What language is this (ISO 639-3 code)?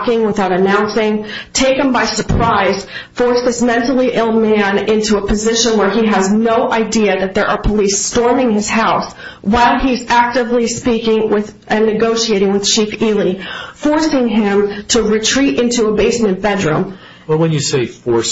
eng